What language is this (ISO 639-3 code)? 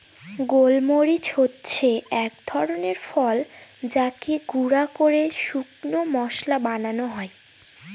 ben